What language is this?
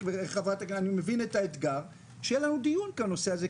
Hebrew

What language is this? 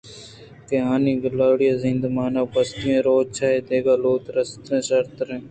Eastern Balochi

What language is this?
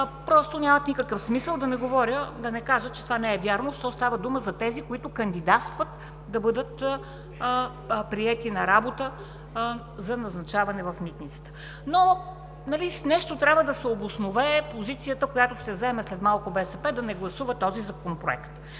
Bulgarian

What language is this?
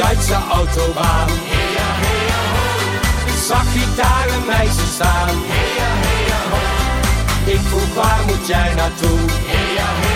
Dutch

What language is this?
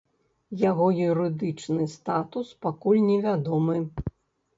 Belarusian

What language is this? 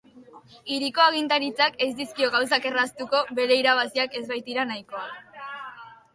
Basque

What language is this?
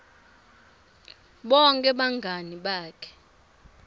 Swati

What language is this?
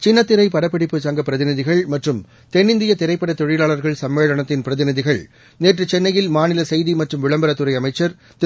Tamil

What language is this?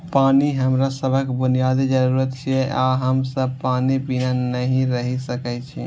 Maithili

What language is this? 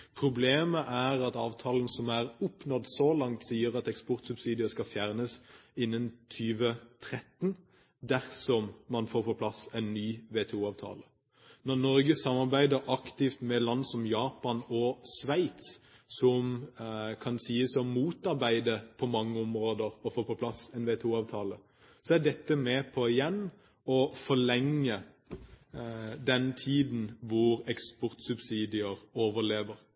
Norwegian Bokmål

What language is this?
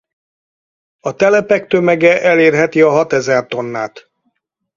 Hungarian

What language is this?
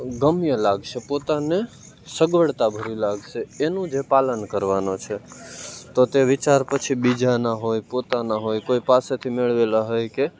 Gujarati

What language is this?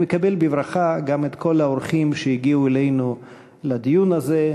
Hebrew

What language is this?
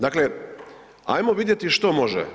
Croatian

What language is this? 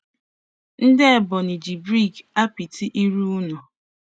Igbo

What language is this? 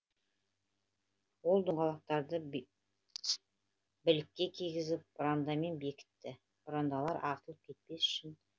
Kazakh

